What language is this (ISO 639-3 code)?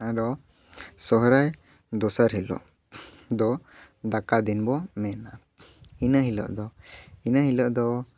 sat